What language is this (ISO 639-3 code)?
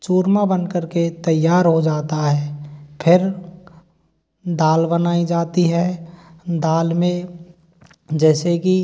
hin